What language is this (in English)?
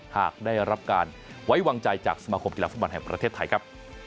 Thai